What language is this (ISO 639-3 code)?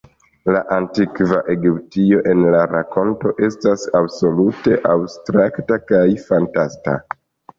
epo